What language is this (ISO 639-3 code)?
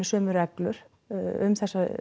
isl